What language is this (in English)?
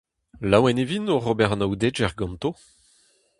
Breton